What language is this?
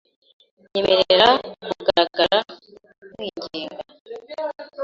Kinyarwanda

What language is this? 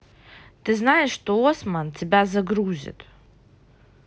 Russian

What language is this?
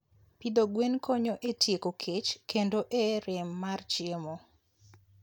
Luo (Kenya and Tanzania)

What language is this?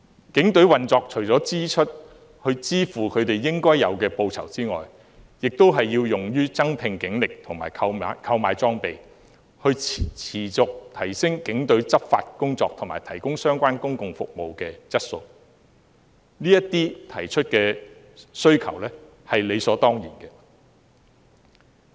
Cantonese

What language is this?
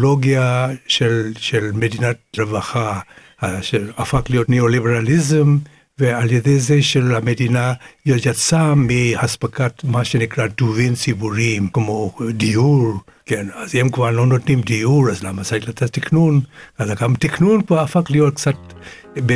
Hebrew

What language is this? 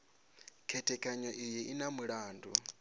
Venda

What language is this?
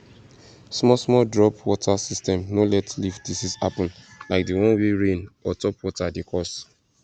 Nigerian Pidgin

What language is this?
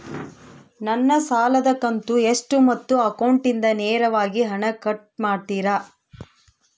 Kannada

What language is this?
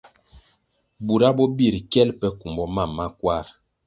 Kwasio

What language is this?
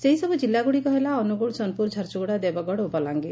Odia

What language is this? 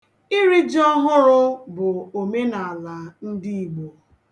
Igbo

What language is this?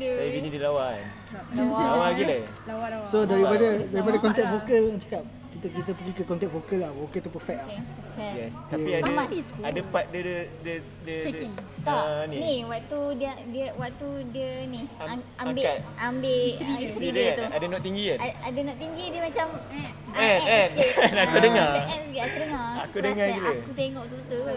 Malay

